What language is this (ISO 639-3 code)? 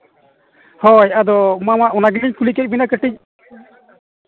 sat